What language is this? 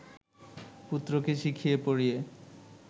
Bangla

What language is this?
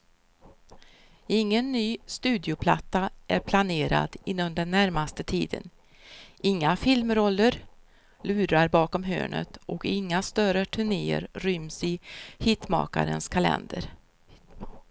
Swedish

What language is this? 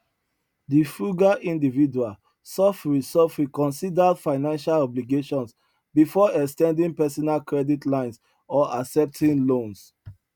Nigerian Pidgin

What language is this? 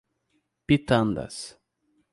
Portuguese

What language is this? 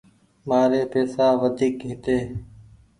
Goaria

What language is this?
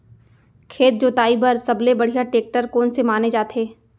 Chhattisgarhi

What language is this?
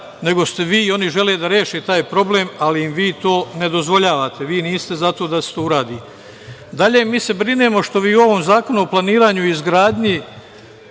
Serbian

